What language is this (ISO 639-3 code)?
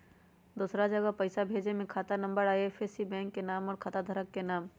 mag